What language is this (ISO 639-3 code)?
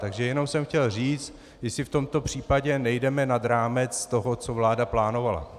ces